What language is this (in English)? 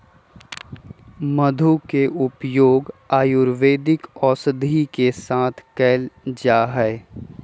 Magahi